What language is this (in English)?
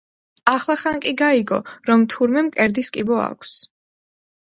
Georgian